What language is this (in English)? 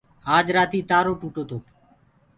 Gurgula